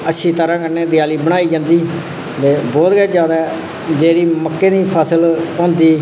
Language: Dogri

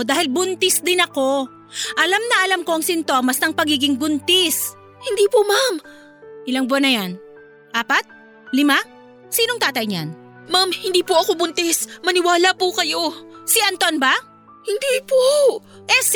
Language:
Filipino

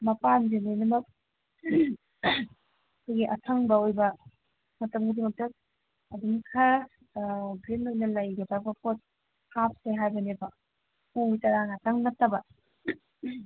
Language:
Manipuri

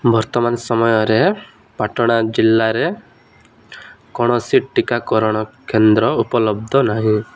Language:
Odia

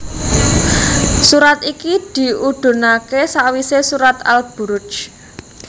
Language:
Javanese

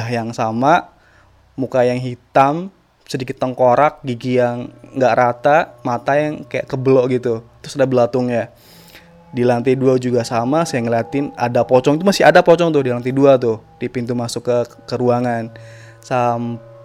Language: Indonesian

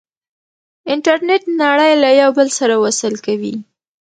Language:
Pashto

